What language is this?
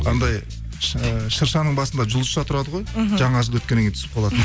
Kazakh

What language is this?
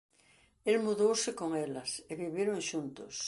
Galician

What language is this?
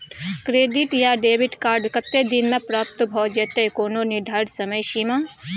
Maithili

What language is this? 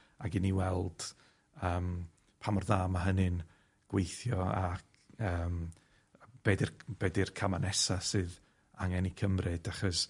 Welsh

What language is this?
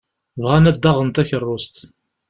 Kabyle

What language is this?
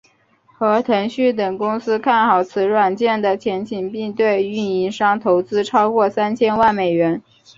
Chinese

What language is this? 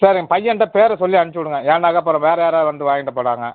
Tamil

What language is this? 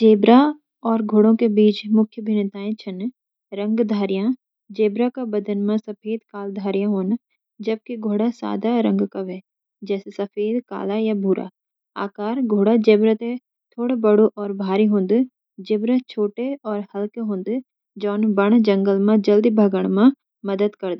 Garhwali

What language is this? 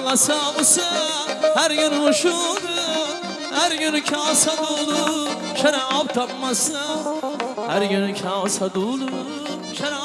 Uzbek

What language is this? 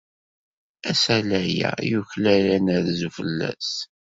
Kabyle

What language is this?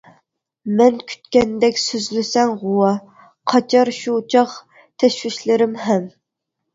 Uyghur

